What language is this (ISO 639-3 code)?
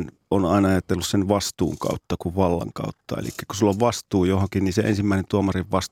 fin